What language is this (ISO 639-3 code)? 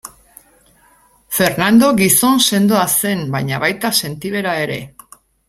eus